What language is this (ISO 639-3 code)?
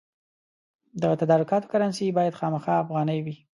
pus